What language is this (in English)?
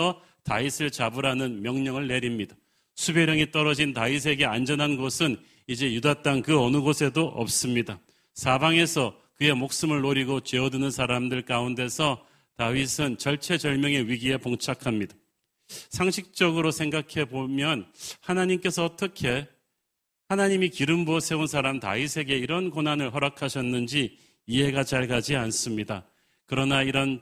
Korean